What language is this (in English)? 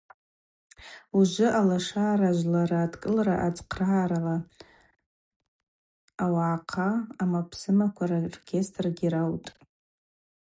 Abaza